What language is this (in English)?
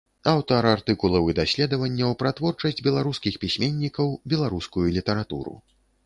Belarusian